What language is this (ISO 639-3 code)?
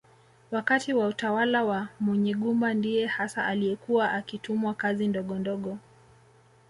swa